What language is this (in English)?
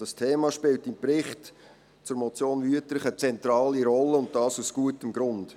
Swiss German